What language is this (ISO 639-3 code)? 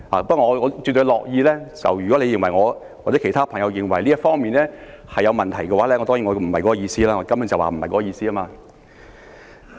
yue